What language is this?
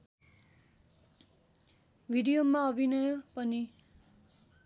Nepali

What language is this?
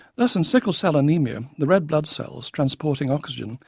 English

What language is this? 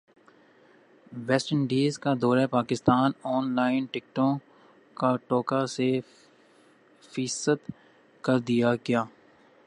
Urdu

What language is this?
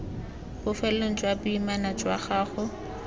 Tswana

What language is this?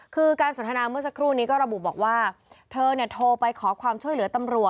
Thai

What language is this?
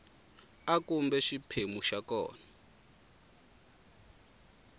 Tsonga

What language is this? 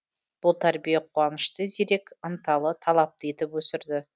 Kazakh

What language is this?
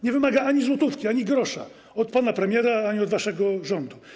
Polish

